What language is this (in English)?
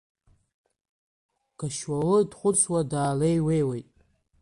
Abkhazian